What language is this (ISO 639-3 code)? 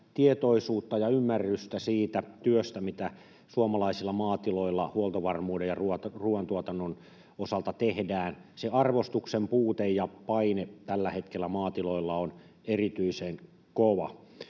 fin